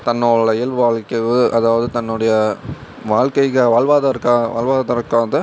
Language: Tamil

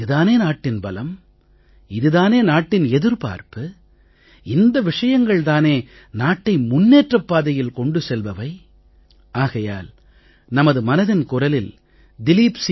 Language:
Tamil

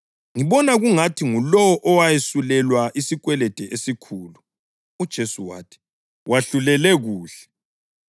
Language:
North Ndebele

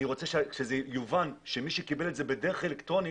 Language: Hebrew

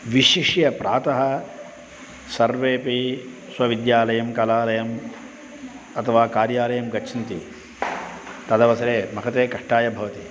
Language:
Sanskrit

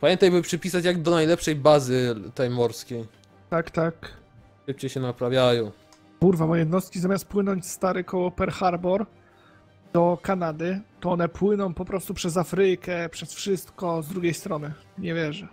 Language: Polish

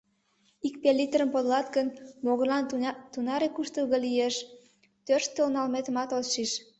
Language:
Mari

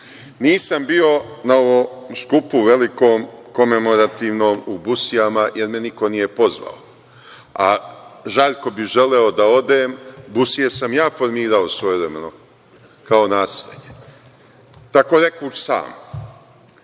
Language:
Serbian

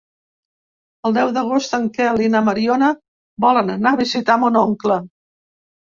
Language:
Catalan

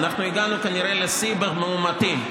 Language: Hebrew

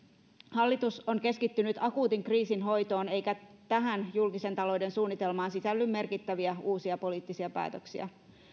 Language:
Finnish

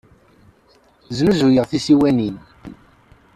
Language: Kabyle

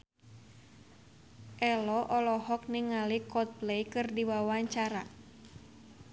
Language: Sundanese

